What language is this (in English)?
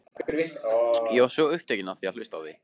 Icelandic